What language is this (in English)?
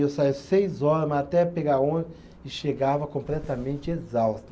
Portuguese